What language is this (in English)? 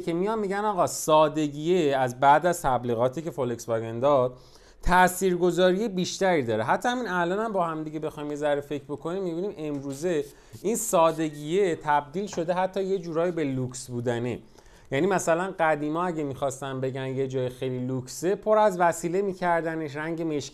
Persian